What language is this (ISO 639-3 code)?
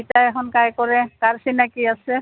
asm